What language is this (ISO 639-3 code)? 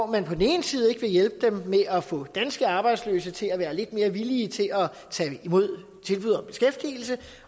dan